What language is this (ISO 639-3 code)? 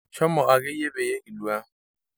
mas